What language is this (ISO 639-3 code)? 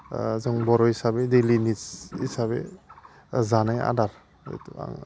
brx